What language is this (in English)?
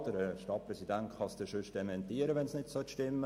Swiss German